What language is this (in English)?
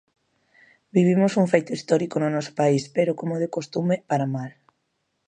Galician